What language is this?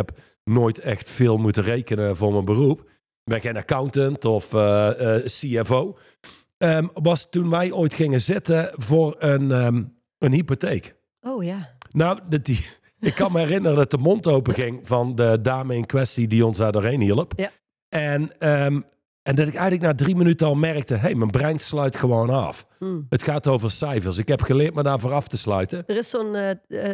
Dutch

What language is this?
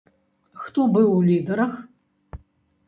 Belarusian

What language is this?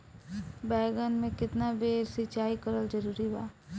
Bhojpuri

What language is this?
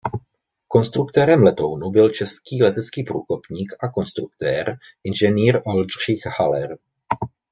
Czech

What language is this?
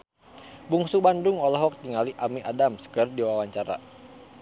Sundanese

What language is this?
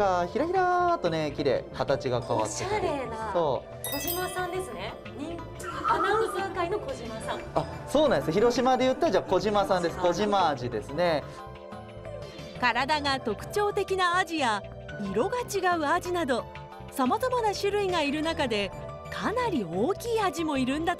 Japanese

